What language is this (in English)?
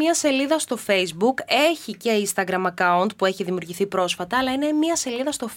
Greek